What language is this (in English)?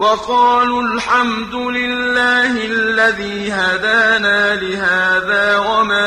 Arabic